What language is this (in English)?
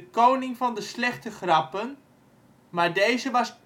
Dutch